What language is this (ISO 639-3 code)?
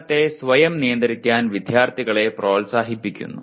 mal